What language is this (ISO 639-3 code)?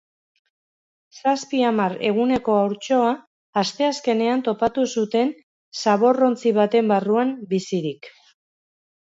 eus